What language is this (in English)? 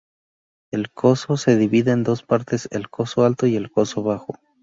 Spanish